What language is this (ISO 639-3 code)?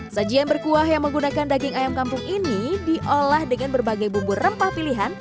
ind